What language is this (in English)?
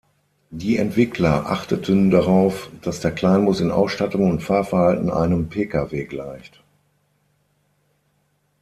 German